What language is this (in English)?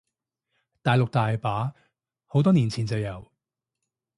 Cantonese